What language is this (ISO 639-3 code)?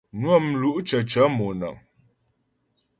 bbj